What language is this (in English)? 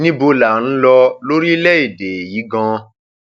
Yoruba